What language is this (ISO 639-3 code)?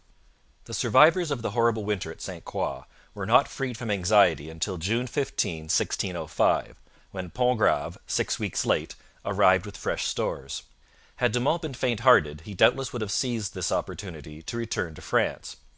eng